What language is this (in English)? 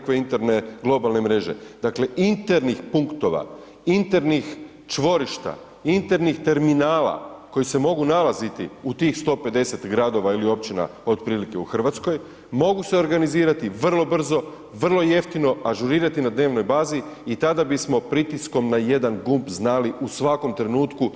Croatian